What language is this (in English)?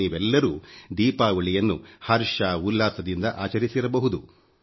Kannada